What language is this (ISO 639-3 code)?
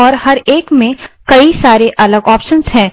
hin